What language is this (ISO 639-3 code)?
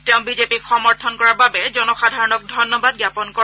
asm